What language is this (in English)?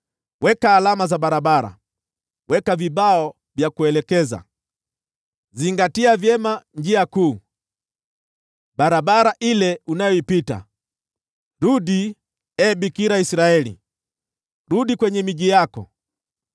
Swahili